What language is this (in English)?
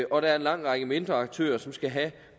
Danish